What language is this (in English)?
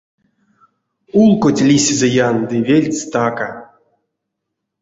Erzya